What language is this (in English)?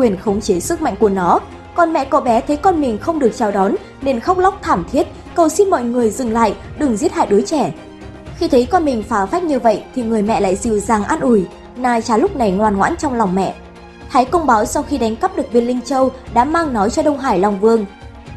Vietnamese